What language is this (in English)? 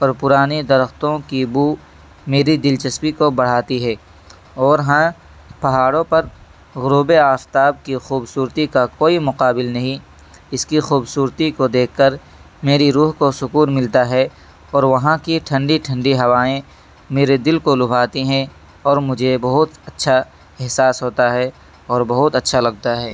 Urdu